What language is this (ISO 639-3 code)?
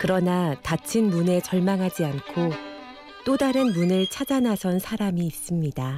kor